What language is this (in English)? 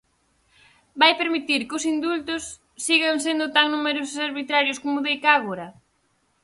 Galician